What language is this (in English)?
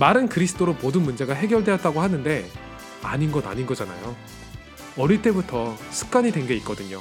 Korean